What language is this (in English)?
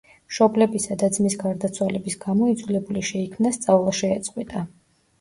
Georgian